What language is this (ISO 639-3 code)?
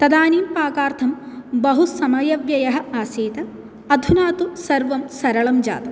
san